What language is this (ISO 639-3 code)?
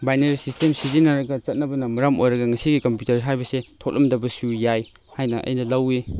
mni